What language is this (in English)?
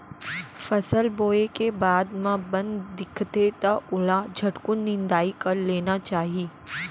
Chhattisgarhi